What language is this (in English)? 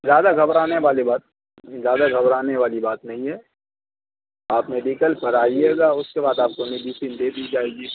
Urdu